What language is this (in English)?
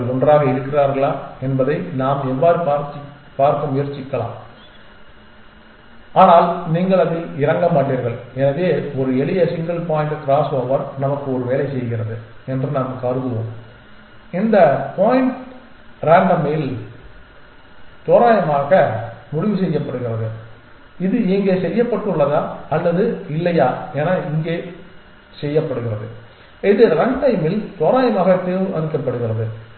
Tamil